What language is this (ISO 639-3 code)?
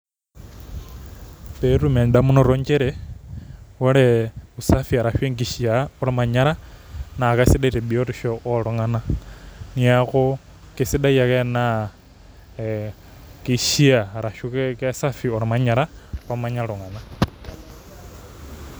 mas